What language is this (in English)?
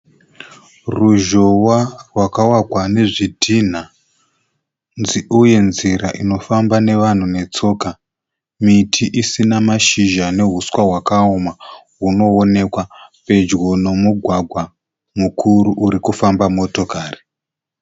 Shona